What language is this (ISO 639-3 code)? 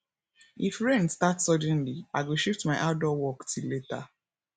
pcm